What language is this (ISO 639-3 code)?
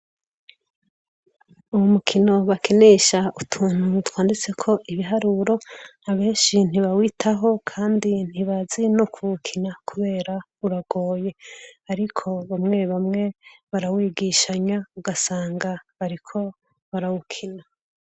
run